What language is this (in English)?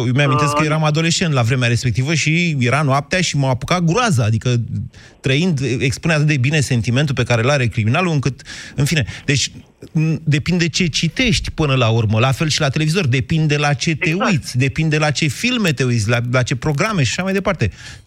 Romanian